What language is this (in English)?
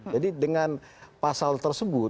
Indonesian